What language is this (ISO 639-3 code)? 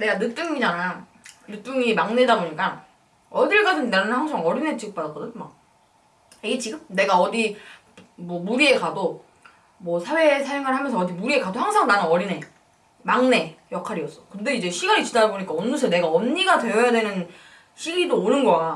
kor